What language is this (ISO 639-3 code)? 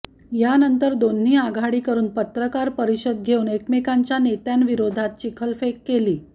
mar